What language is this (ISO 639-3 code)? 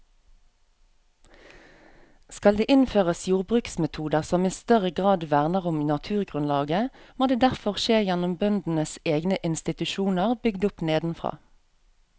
nor